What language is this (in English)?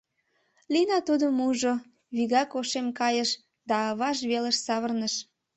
Mari